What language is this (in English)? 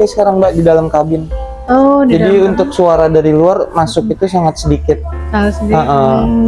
Indonesian